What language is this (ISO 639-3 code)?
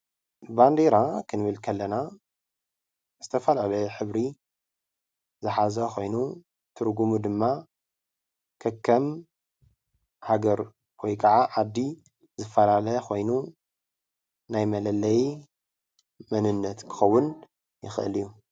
tir